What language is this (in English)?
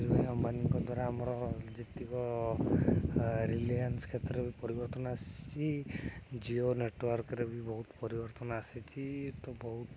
Odia